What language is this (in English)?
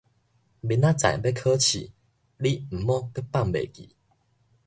Min Nan Chinese